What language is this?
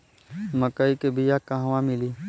Bhojpuri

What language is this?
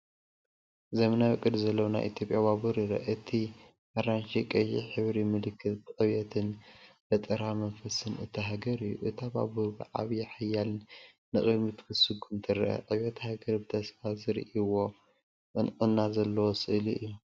Tigrinya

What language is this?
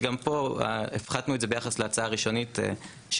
Hebrew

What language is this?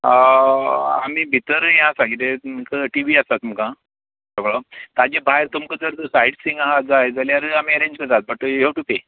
Konkani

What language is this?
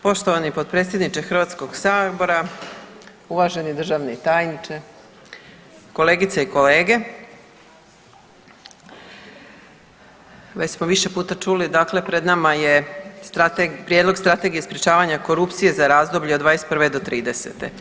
Croatian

